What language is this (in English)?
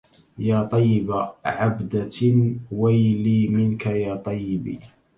Arabic